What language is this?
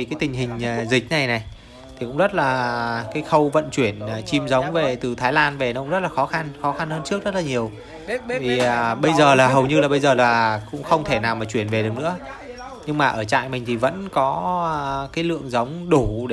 Vietnamese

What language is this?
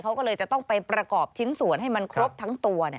Thai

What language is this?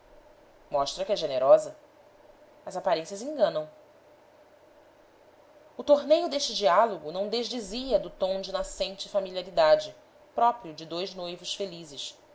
Portuguese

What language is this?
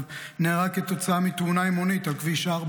Hebrew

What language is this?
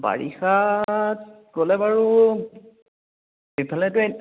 Assamese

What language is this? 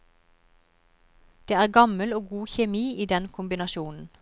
Norwegian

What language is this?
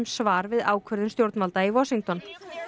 Icelandic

